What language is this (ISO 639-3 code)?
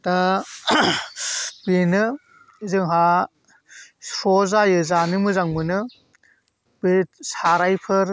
brx